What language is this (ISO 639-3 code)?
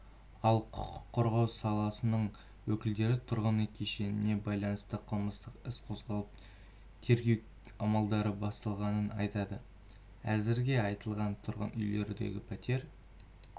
kaz